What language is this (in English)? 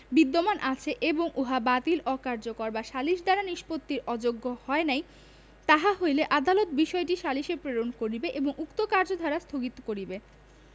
Bangla